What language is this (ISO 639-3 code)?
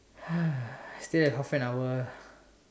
eng